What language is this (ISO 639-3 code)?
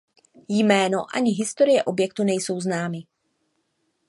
ces